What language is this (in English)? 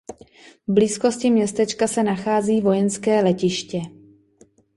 Czech